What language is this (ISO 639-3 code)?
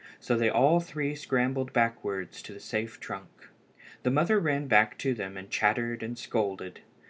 eng